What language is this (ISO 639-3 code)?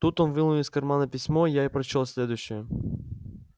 rus